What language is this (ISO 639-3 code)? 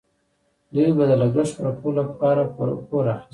pus